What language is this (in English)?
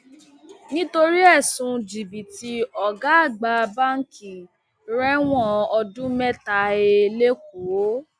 Yoruba